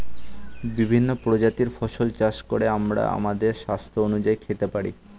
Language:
Bangla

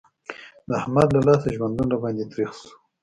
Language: Pashto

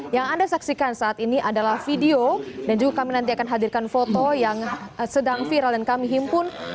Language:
Indonesian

